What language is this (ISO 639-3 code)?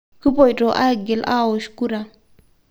mas